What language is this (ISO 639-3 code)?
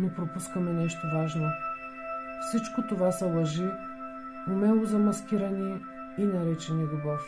bul